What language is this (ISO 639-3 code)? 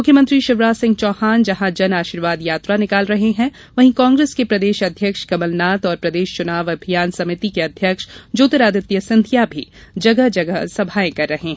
hin